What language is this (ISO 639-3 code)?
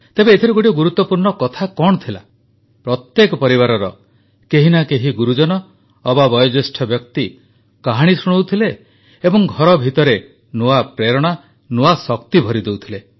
ori